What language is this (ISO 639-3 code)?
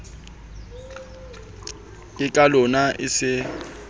sot